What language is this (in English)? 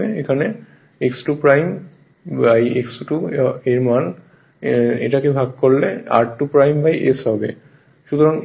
Bangla